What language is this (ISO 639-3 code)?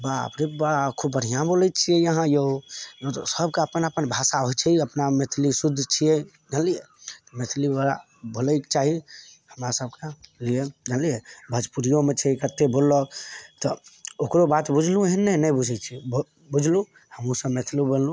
mai